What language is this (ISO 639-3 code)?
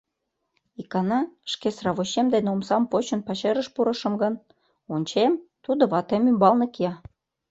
chm